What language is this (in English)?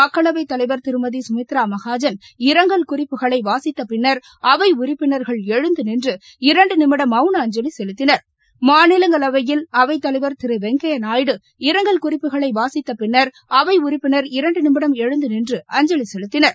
Tamil